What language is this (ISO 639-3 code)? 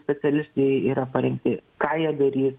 lit